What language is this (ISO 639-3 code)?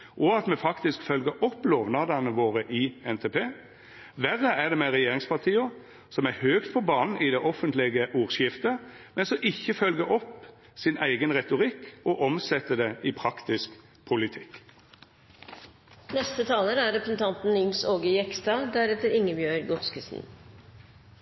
nno